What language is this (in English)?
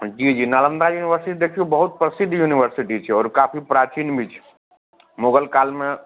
Maithili